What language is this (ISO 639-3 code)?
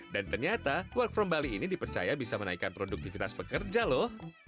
ind